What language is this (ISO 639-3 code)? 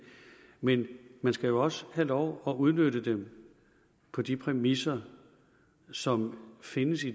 dan